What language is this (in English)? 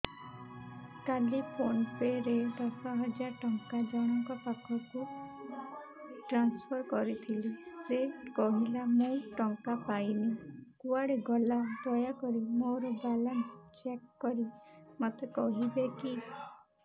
Odia